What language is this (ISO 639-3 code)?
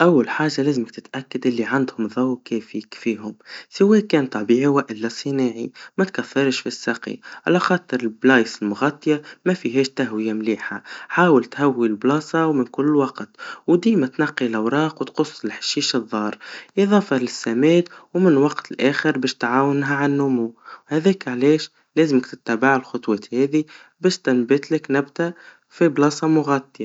aeb